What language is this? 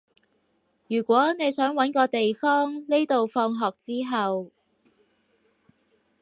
Cantonese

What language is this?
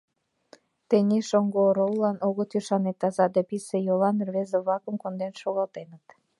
Mari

